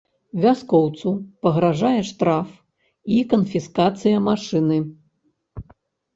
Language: Belarusian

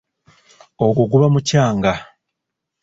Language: Ganda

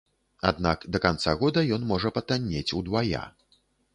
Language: Belarusian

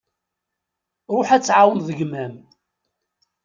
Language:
Kabyle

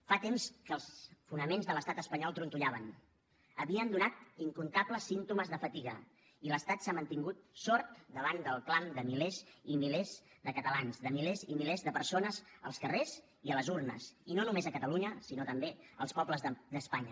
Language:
Catalan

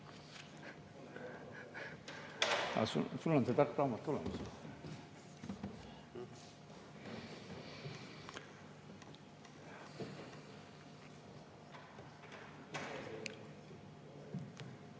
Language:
Estonian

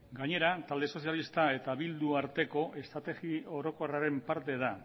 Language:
Basque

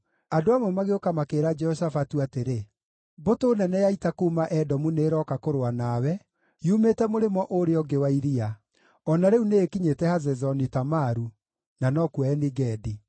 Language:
Kikuyu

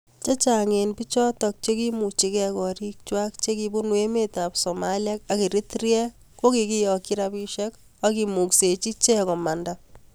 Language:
Kalenjin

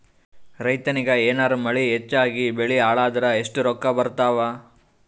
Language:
Kannada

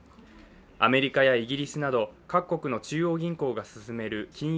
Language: Japanese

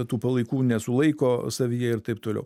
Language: Lithuanian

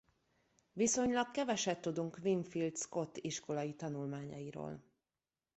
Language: Hungarian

